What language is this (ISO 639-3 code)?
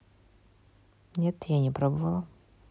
rus